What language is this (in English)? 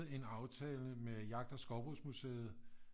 Danish